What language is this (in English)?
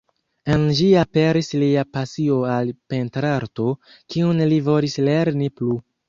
Esperanto